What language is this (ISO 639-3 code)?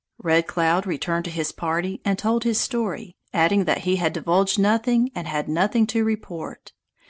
eng